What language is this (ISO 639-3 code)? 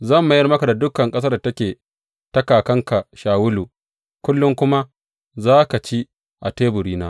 hau